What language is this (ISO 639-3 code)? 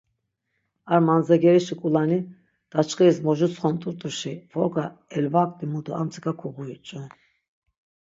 lzz